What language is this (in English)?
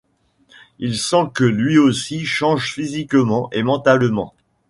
French